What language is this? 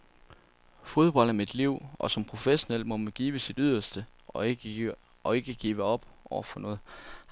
Danish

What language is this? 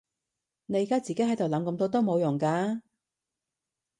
Cantonese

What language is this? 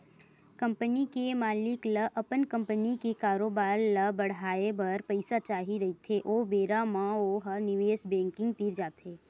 Chhattisgarhi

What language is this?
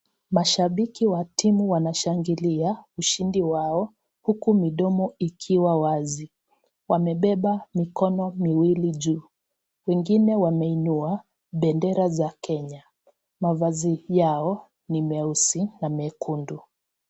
Swahili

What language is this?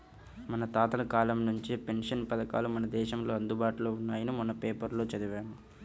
Telugu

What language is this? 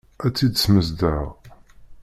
Kabyle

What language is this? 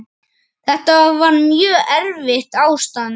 Icelandic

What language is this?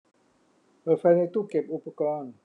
Thai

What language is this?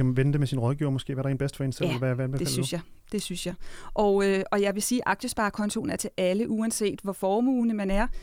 Danish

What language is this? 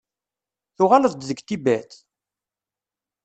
Kabyle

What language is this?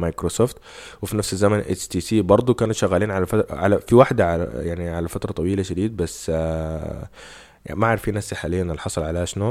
Arabic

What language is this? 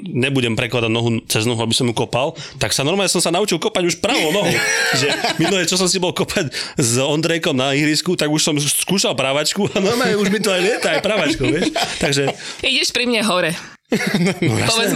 Slovak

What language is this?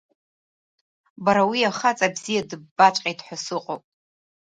Abkhazian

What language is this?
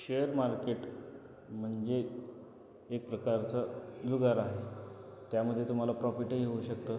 Marathi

